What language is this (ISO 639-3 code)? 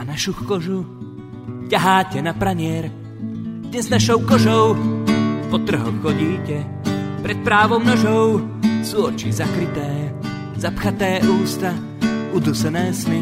slk